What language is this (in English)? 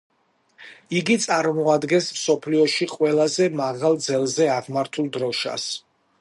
Georgian